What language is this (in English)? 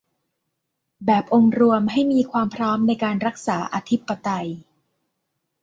Thai